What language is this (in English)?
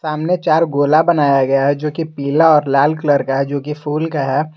Hindi